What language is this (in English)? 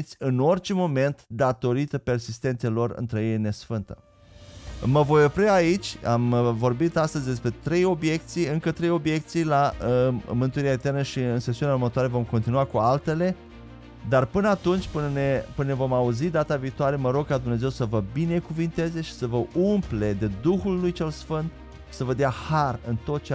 Romanian